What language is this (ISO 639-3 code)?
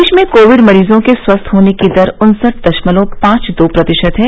hin